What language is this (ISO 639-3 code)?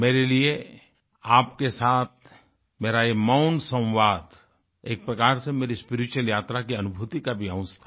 hin